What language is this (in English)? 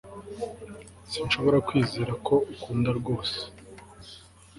Kinyarwanda